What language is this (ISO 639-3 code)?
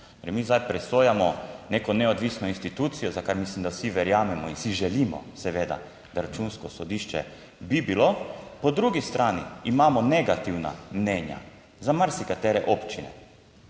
slv